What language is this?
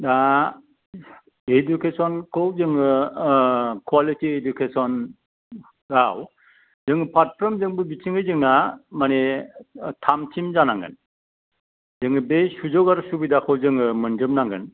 Bodo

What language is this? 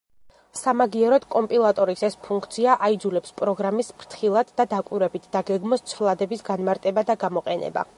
Georgian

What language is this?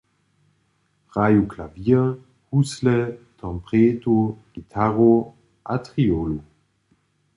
Upper Sorbian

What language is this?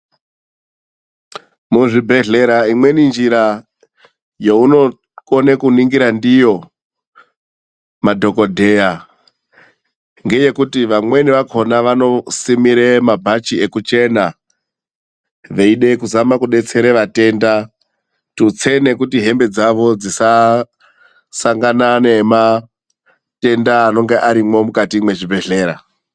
Ndau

